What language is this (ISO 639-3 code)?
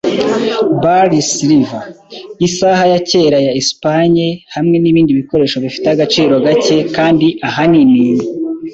kin